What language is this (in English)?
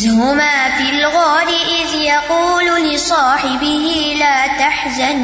Urdu